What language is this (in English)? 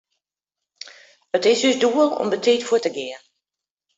Western Frisian